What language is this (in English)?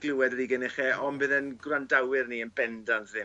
Welsh